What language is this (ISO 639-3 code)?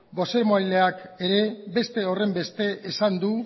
eus